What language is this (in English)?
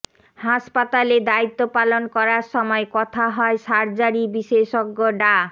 Bangla